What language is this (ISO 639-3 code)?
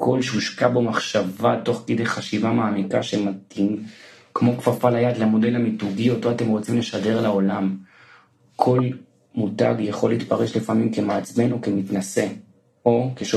heb